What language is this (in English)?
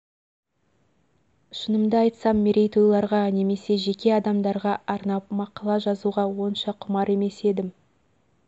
Kazakh